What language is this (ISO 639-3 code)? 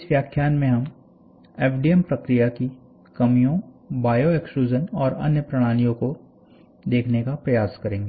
hin